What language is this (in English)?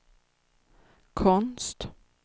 Swedish